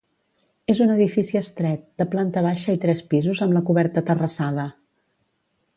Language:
Catalan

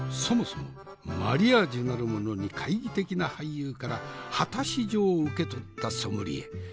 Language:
Japanese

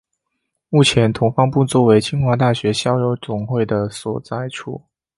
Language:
Chinese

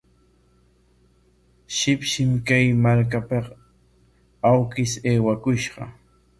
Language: Corongo Ancash Quechua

